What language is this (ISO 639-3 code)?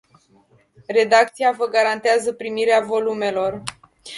ron